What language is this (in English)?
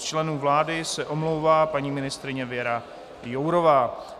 Czech